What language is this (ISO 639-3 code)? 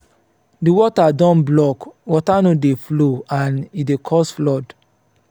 pcm